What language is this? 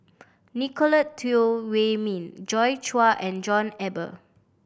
English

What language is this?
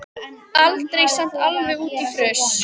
Icelandic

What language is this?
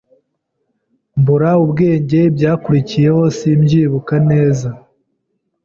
Kinyarwanda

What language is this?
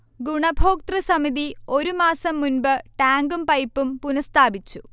Malayalam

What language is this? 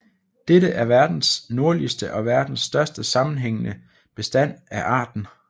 Danish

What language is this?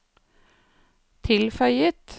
Norwegian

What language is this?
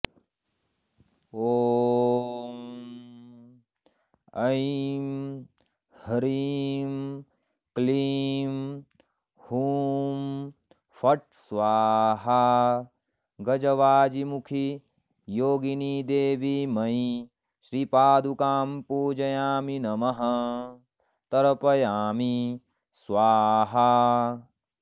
Sanskrit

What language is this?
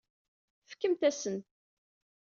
Kabyle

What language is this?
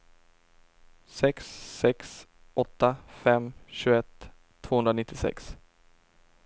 Swedish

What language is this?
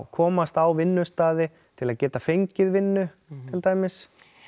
Icelandic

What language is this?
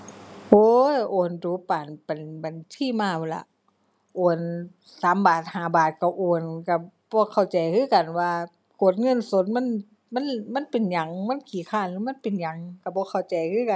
Thai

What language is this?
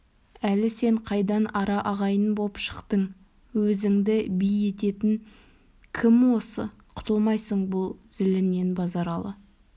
Kazakh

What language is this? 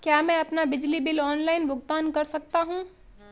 Hindi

